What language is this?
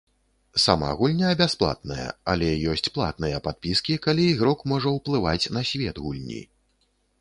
Belarusian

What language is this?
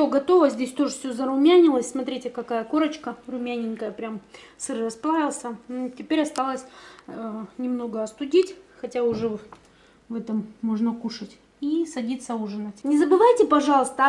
Russian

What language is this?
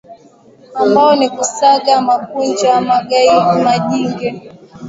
Swahili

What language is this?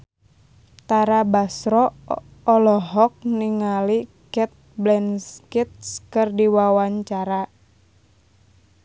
Sundanese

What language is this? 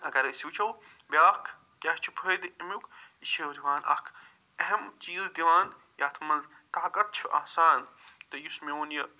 Kashmiri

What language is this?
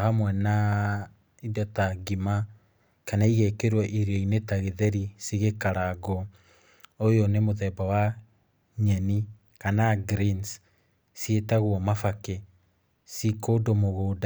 Kikuyu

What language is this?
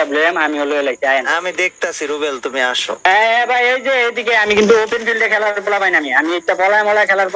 Bangla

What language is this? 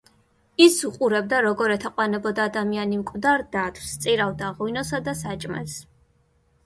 Georgian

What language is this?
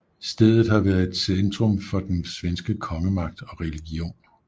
Danish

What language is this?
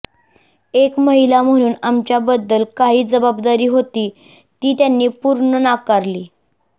Marathi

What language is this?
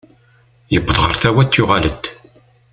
Kabyle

